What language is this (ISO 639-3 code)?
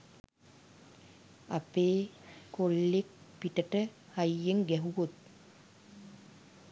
sin